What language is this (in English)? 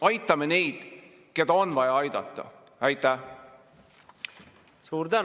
Estonian